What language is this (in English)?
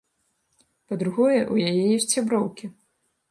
Belarusian